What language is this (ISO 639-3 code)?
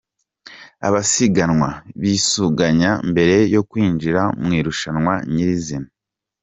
kin